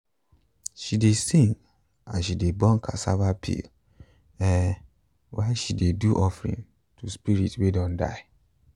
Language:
Nigerian Pidgin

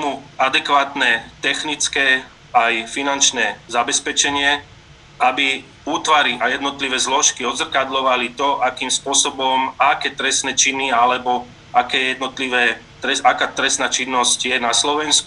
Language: Slovak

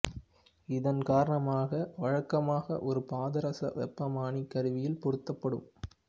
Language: Tamil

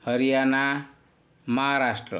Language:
Marathi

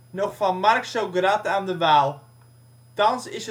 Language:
Dutch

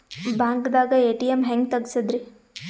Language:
Kannada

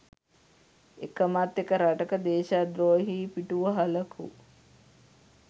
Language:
Sinhala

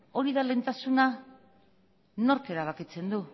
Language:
Basque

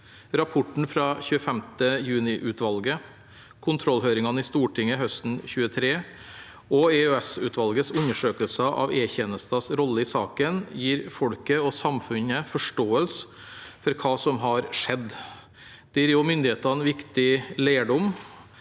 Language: Norwegian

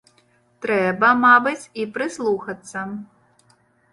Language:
Belarusian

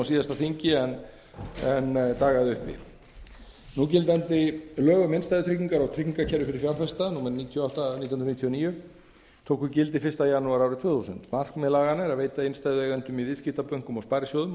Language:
Icelandic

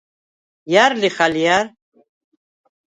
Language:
Svan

